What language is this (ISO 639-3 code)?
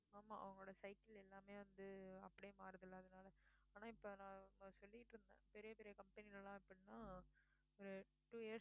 tam